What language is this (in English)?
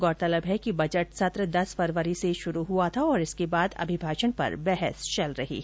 Hindi